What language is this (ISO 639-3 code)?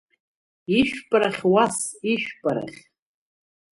abk